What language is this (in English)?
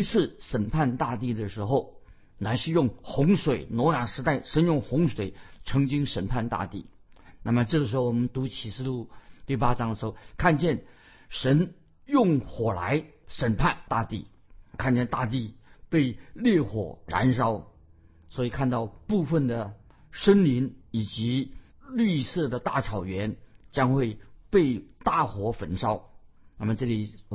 Chinese